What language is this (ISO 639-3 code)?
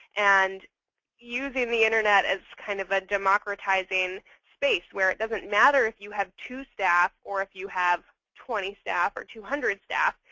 eng